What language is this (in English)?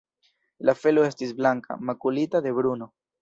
Esperanto